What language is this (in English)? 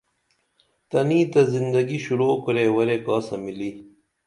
Dameli